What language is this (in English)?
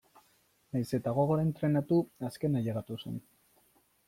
Basque